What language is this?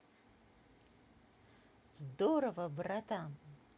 Russian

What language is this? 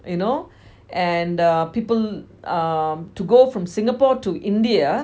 English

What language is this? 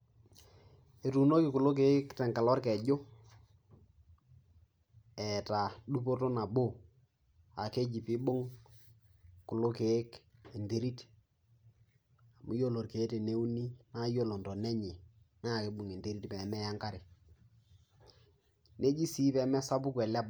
Masai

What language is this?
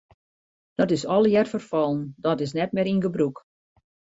Western Frisian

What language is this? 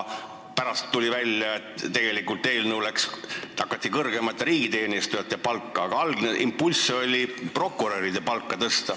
Estonian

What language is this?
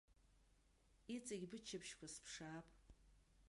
Abkhazian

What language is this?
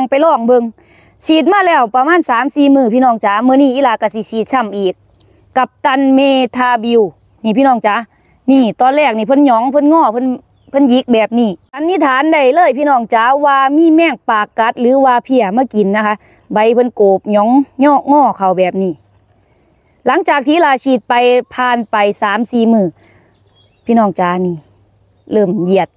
Thai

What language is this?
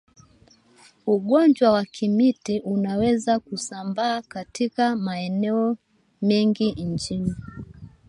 Swahili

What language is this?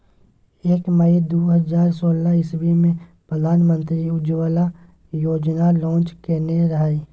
Maithili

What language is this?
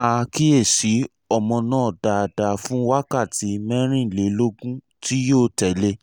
Yoruba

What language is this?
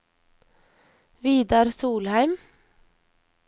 Norwegian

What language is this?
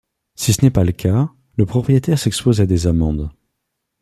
French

